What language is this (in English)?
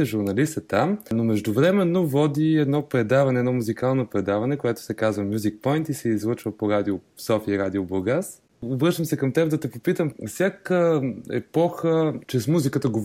Bulgarian